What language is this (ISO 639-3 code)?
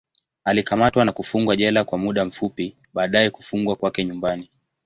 swa